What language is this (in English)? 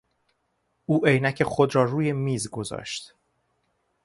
Persian